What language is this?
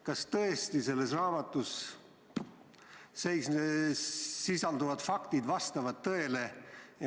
Estonian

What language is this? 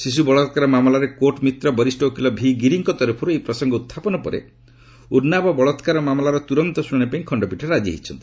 Odia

